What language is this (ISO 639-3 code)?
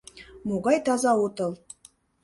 chm